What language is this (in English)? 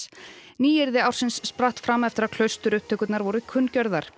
Icelandic